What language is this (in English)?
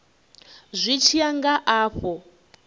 Venda